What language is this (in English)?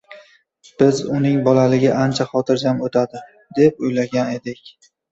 Uzbek